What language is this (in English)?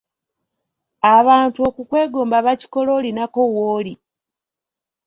Ganda